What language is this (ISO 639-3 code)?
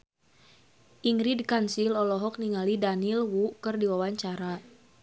sun